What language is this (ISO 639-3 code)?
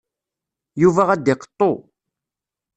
kab